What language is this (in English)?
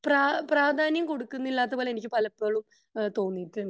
Malayalam